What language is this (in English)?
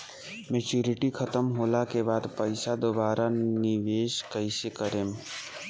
Bhojpuri